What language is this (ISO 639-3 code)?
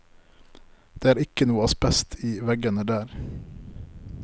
nor